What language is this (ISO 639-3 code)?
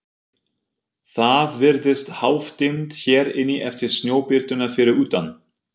isl